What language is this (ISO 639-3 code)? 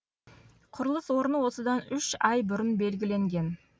kaz